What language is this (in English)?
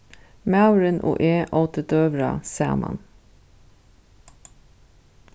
Faroese